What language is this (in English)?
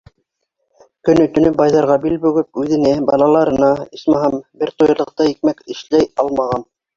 Bashkir